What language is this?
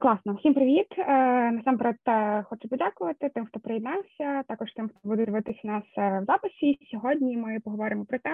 Ukrainian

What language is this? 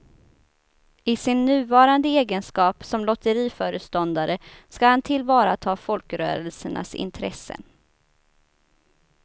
Swedish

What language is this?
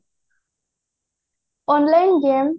Odia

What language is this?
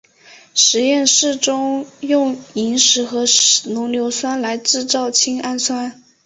Chinese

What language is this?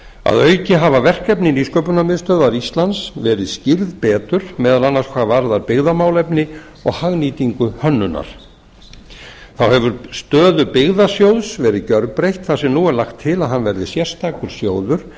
Icelandic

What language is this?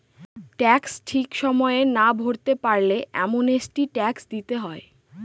Bangla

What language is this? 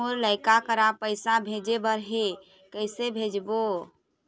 Chhattisgarhi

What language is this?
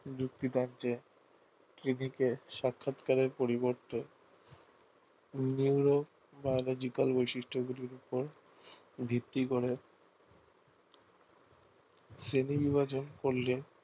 Bangla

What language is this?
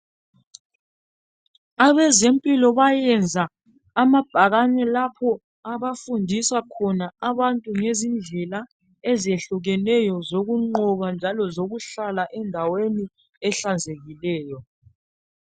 North Ndebele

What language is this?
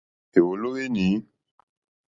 Mokpwe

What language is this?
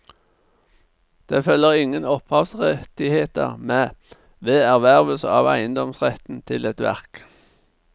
Norwegian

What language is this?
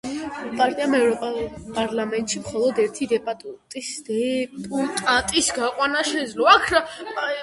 Georgian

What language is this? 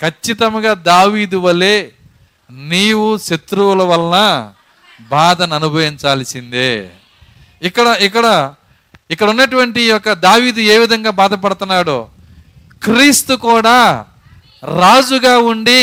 Telugu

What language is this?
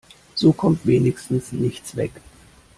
German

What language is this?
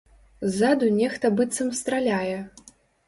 Belarusian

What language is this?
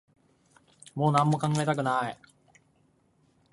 Japanese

